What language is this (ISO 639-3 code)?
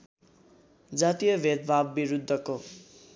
nep